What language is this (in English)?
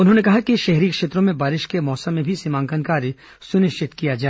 Hindi